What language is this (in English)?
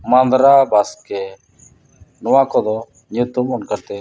Santali